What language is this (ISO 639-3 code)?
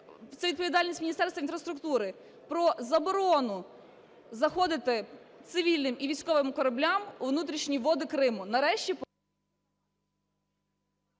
ukr